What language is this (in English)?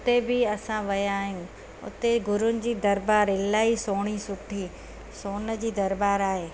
Sindhi